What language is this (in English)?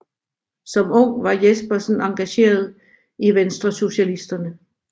Danish